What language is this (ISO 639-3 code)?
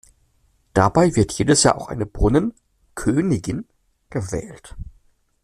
deu